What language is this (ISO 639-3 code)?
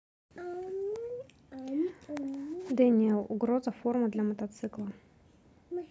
rus